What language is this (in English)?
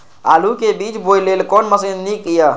Maithili